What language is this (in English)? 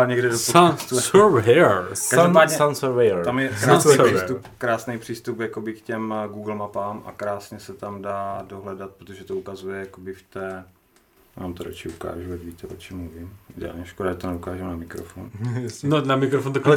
Czech